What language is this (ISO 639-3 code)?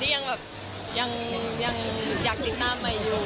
tha